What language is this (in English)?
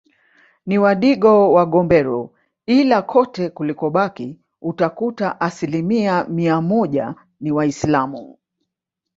Swahili